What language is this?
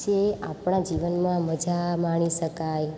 Gujarati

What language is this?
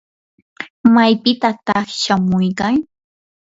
Yanahuanca Pasco Quechua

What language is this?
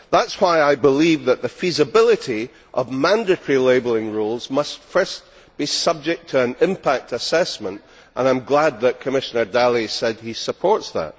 English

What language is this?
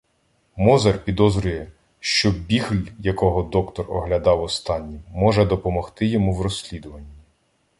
Ukrainian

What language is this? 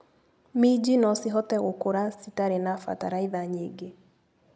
Kikuyu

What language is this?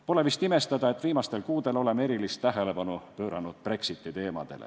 Estonian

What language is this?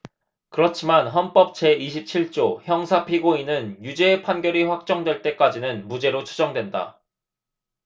Korean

